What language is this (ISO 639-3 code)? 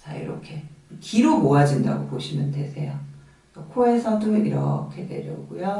kor